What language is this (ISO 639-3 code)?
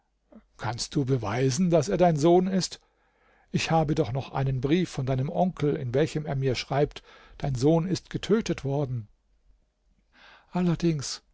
deu